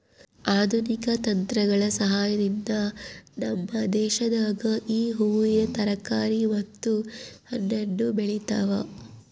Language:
Kannada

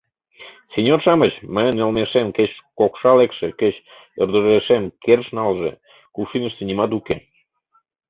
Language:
Mari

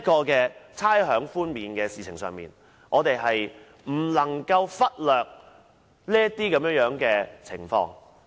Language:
Cantonese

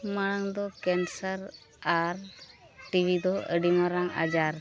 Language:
Santali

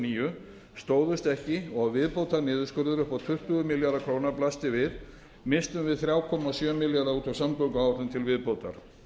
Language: Icelandic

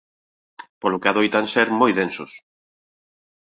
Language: Galician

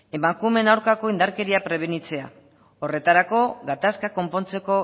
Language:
Basque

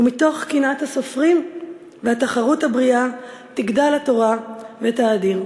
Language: Hebrew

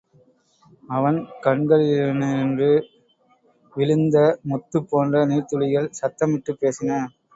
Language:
Tamil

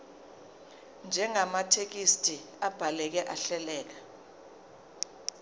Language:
Zulu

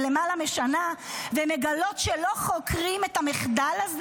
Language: Hebrew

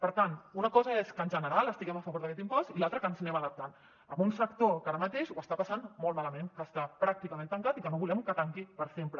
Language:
Catalan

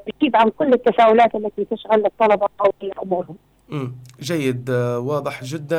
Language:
Arabic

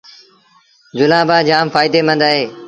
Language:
Sindhi Bhil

